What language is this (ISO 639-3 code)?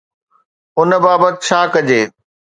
snd